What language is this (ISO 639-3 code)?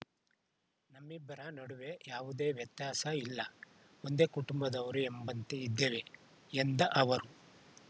kan